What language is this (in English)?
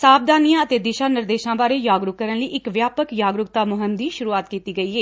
Punjabi